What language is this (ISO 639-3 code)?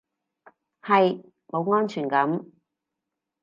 yue